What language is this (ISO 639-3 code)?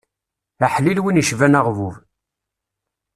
kab